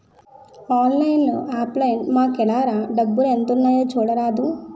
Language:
Telugu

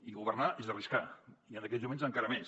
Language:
Catalan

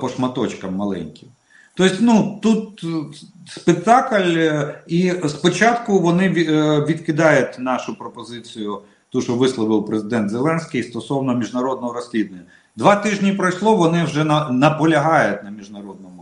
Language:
Russian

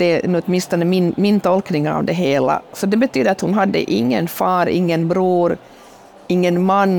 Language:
Swedish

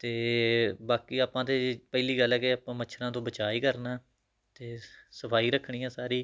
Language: Punjabi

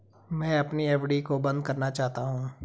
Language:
Hindi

